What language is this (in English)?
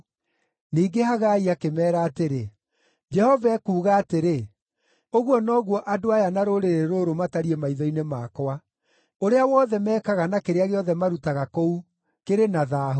Kikuyu